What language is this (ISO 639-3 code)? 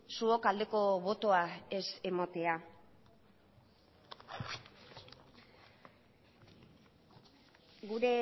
eus